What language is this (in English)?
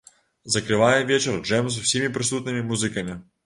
Belarusian